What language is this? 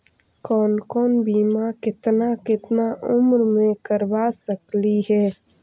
Magahi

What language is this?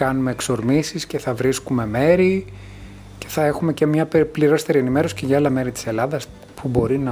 Greek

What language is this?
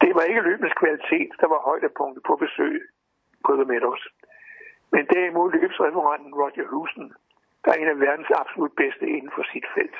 Danish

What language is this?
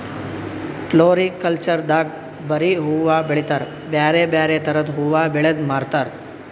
Kannada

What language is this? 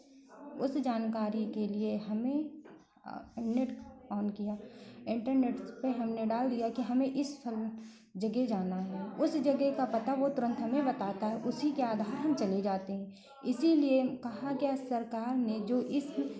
Hindi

